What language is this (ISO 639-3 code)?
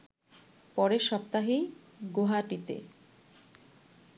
ben